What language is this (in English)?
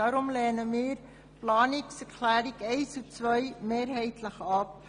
Swiss German